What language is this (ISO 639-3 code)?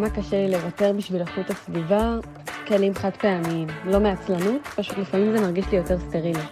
heb